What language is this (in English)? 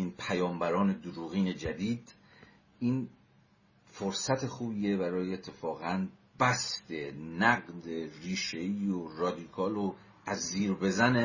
Persian